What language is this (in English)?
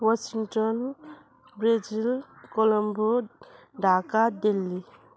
Nepali